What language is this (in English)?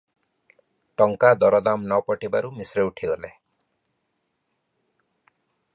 Odia